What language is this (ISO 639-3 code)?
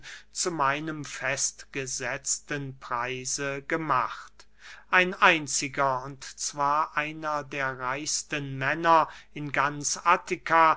deu